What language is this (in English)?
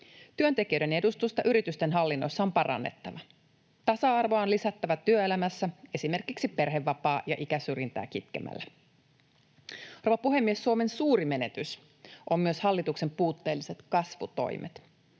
Finnish